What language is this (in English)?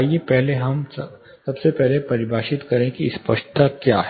Hindi